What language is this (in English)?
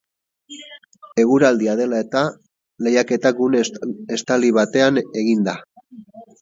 Basque